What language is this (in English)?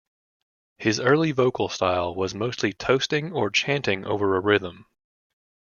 English